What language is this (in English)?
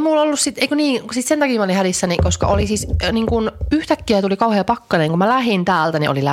Finnish